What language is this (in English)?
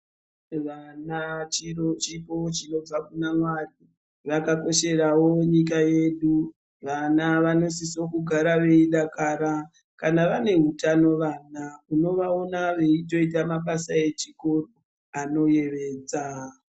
Ndau